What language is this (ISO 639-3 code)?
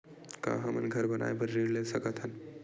hne